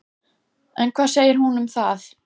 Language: Icelandic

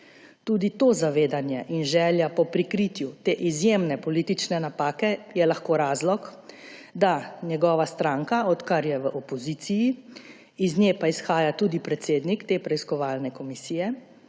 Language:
Slovenian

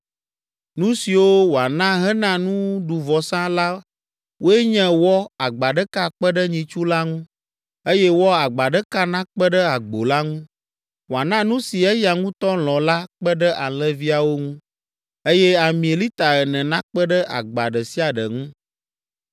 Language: Ewe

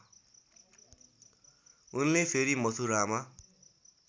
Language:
Nepali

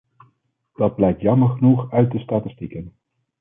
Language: Dutch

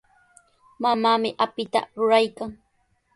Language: Sihuas Ancash Quechua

